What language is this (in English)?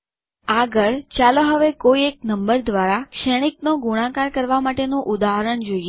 Gujarati